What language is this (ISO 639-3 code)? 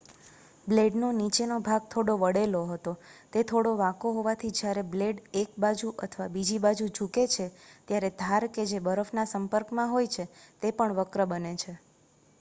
guj